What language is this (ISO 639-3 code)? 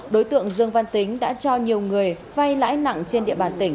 vie